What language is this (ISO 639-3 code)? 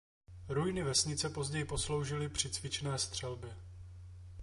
ces